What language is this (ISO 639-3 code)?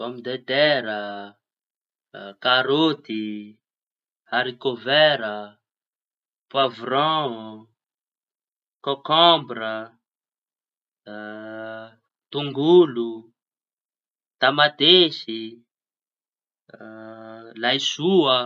txy